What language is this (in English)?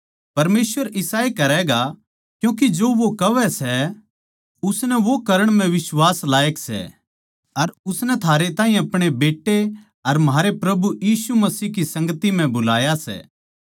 Haryanvi